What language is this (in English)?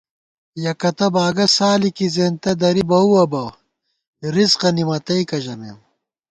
Gawar-Bati